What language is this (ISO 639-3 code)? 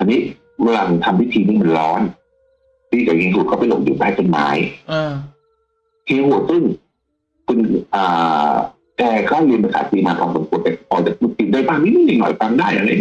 tha